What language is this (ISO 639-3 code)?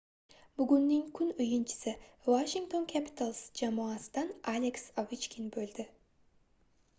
uzb